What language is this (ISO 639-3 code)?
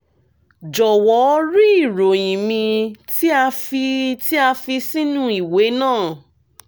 yor